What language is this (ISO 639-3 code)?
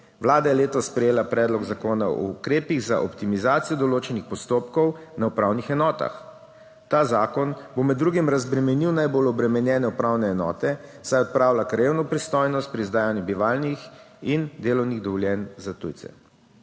slv